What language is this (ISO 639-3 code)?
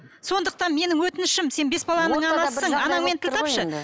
kaz